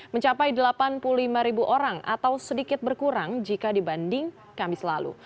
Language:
Indonesian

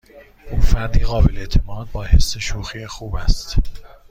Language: Persian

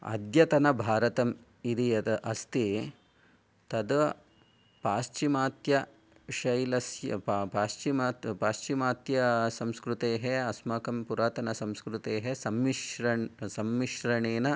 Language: Sanskrit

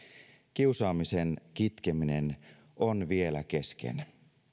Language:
Finnish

